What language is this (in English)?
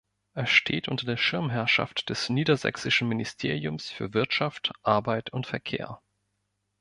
German